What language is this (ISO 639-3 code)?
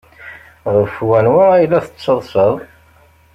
kab